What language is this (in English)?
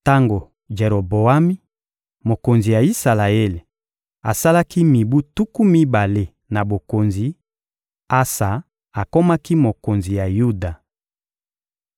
Lingala